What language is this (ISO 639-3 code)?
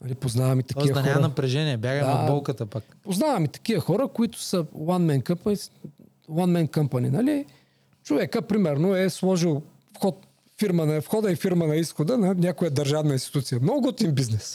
bul